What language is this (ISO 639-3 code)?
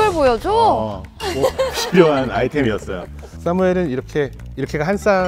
kor